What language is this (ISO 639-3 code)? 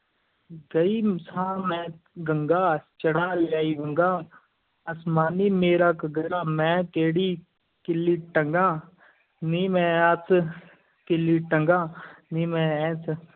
pan